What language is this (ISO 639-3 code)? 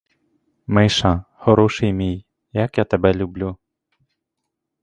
ukr